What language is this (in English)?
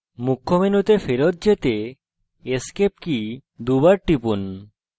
Bangla